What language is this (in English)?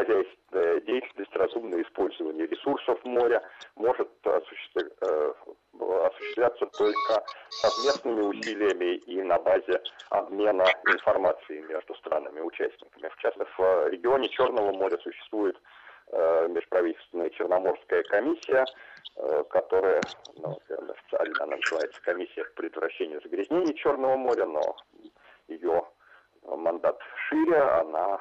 Russian